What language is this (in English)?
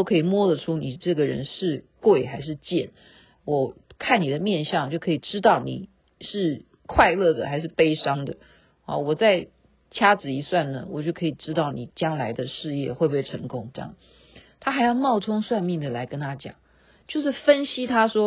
Chinese